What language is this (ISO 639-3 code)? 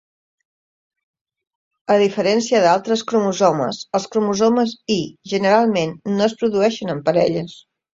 cat